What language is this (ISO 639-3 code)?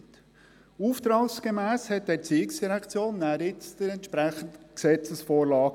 gsw